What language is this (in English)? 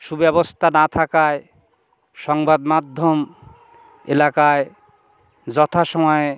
Bangla